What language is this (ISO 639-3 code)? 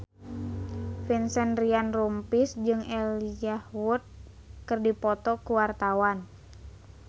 sun